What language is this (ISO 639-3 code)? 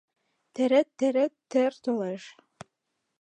chm